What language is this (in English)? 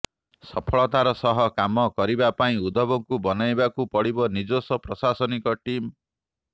Odia